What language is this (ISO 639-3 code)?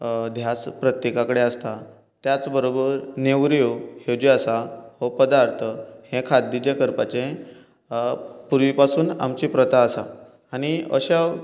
kok